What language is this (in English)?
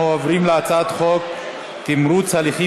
Hebrew